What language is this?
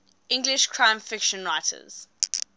English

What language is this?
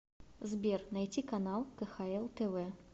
Russian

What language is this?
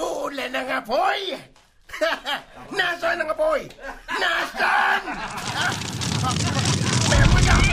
Filipino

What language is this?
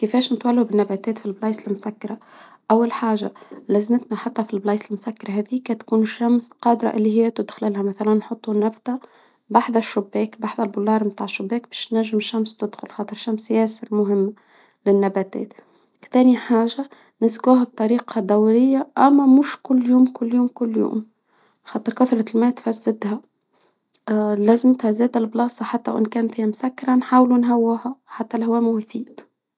Tunisian Arabic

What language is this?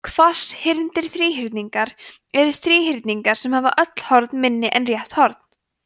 Icelandic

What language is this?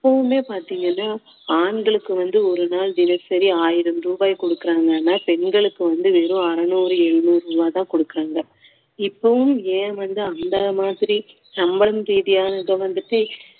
Tamil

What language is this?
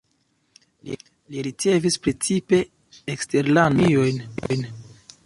Esperanto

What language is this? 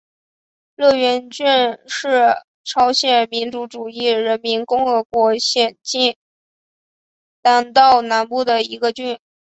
Chinese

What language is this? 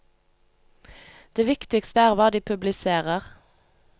Norwegian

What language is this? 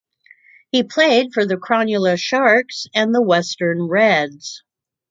English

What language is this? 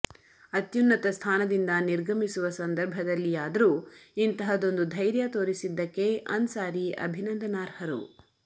Kannada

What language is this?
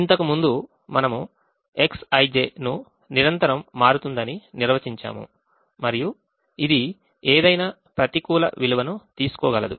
Telugu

